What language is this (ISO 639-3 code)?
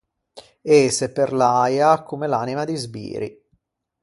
lij